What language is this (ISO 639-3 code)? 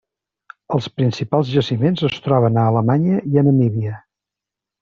cat